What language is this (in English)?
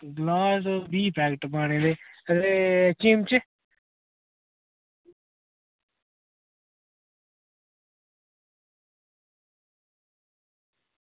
Dogri